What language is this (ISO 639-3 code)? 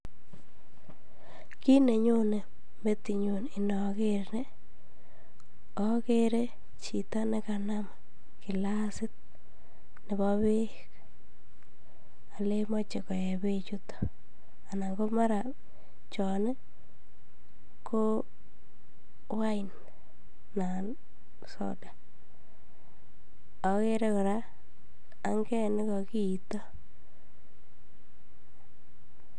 kln